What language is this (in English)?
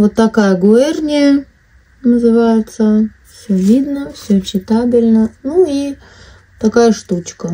Russian